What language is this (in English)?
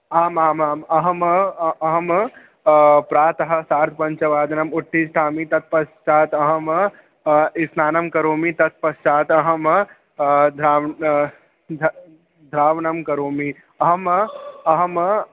Sanskrit